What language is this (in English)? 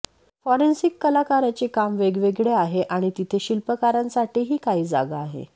Marathi